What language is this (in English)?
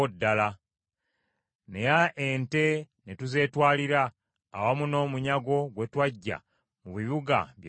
Ganda